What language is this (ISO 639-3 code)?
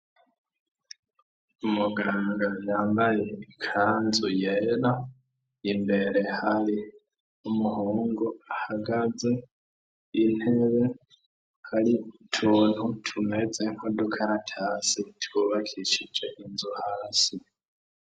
run